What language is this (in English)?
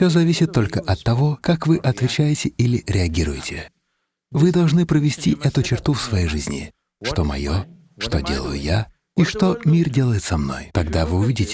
Russian